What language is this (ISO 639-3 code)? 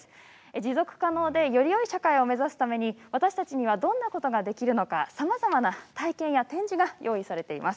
jpn